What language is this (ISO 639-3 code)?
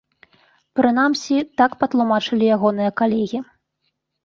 bel